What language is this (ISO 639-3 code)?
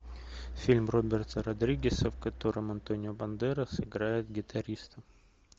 rus